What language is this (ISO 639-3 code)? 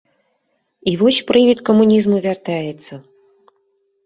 bel